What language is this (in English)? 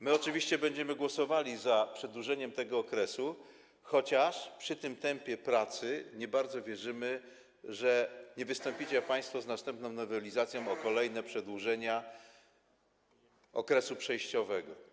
Polish